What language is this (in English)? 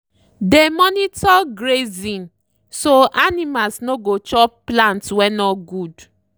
Nigerian Pidgin